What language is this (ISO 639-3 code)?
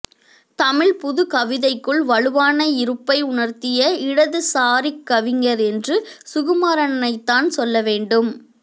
tam